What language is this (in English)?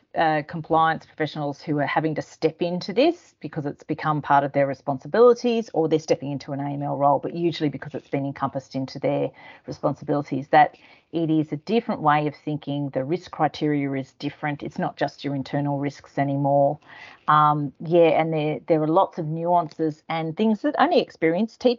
English